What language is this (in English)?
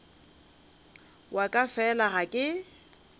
Northern Sotho